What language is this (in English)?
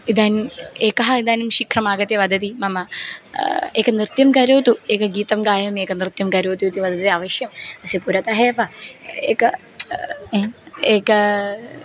Sanskrit